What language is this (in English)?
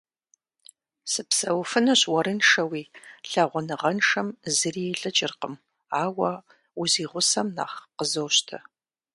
Kabardian